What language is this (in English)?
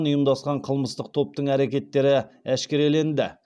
Kazakh